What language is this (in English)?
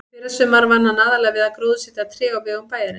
Icelandic